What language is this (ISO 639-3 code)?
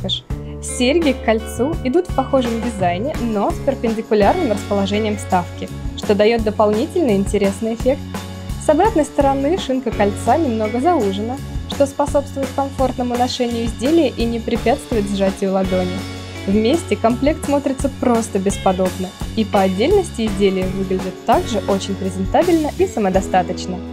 rus